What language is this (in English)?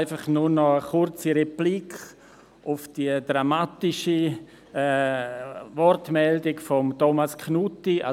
Swiss German